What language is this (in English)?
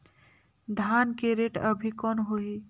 Chhattisgarhi